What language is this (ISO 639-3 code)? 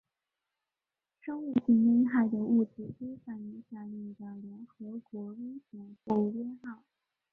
zho